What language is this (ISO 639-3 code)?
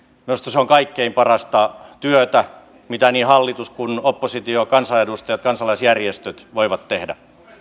fin